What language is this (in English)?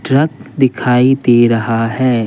Hindi